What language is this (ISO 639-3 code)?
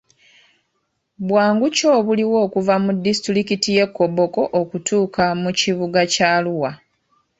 lug